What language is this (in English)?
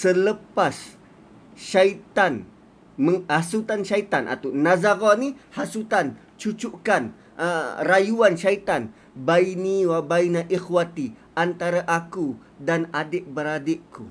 Malay